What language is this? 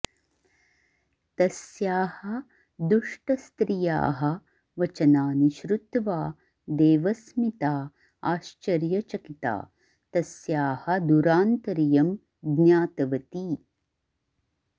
Sanskrit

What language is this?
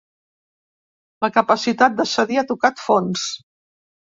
Catalan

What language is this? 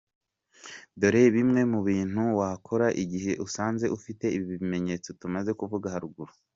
Kinyarwanda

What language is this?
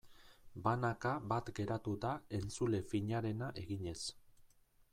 Basque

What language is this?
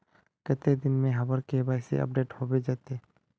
Magahi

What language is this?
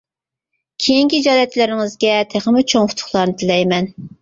Uyghur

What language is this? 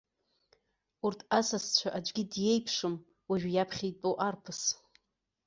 Abkhazian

